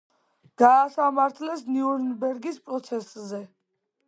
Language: Georgian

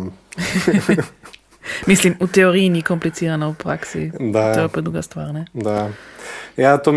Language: Croatian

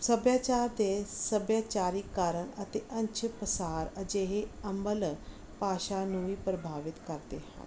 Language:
Punjabi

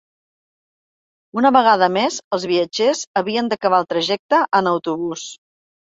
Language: Catalan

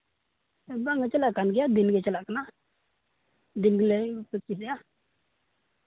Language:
Santali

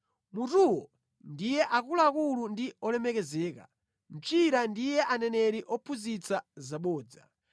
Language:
Nyanja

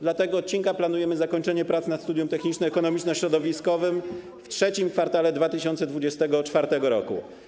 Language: Polish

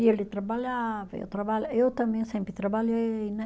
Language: Portuguese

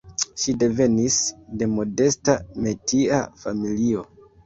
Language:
Esperanto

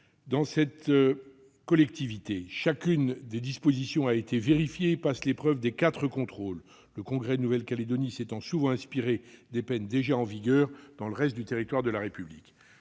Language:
French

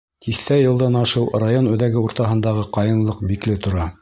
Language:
Bashkir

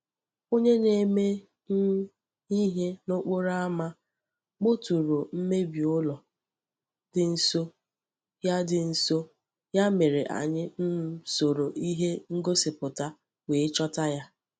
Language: Igbo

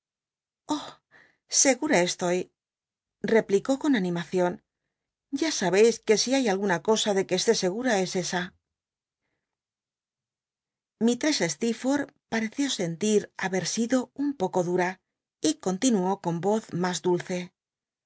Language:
Spanish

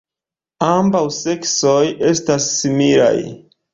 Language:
Esperanto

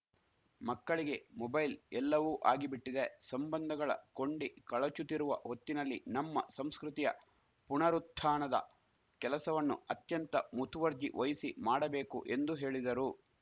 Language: Kannada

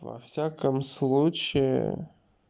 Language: Russian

